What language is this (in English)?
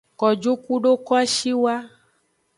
Aja (Benin)